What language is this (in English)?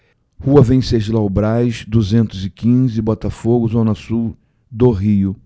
Portuguese